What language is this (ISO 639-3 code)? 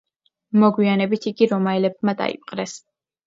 kat